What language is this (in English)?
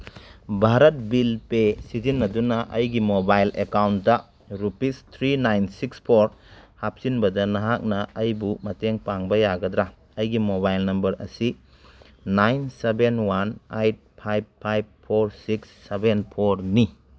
Manipuri